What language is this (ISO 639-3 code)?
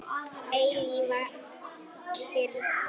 isl